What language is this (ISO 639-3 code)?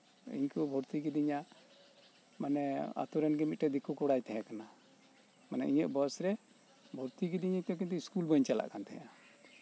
sat